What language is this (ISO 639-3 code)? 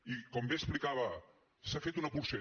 cat